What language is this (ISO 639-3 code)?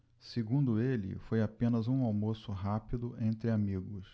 por